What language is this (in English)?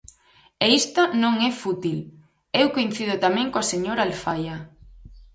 Galician